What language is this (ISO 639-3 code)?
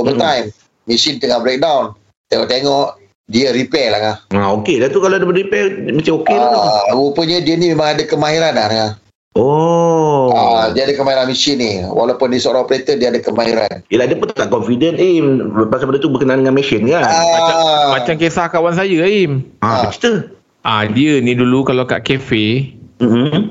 msa